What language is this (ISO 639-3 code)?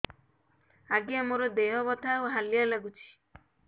ori